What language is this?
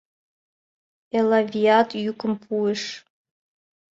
Mari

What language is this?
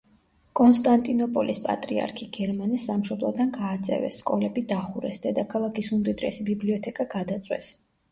Georgian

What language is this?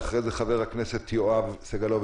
Hebrew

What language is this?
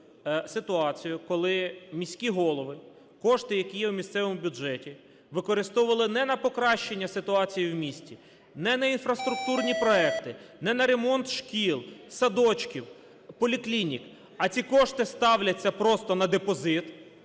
Ukrainian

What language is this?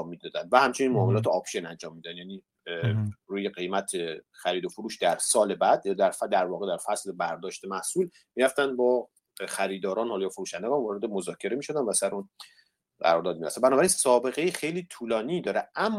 Persian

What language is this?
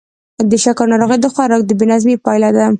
Pashto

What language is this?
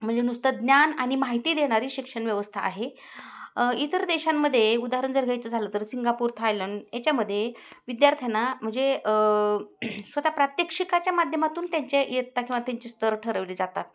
Marathi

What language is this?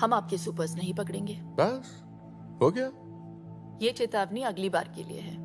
Hindi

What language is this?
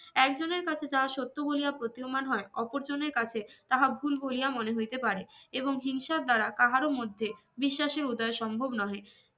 Bangla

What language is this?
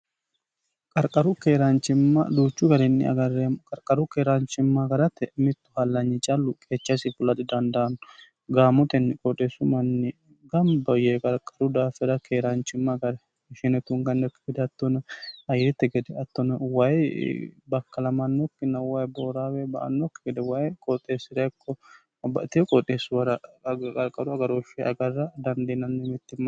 Sidamo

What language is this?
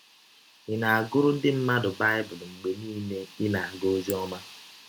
Igbo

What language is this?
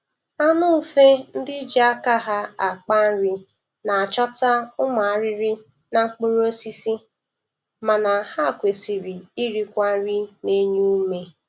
Igbo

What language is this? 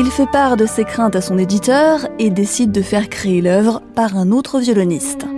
French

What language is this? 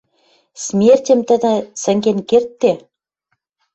Western Mari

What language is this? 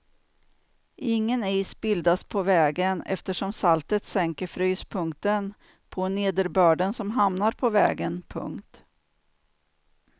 Swedish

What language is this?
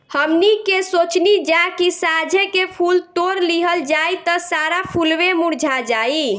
Bhojpuri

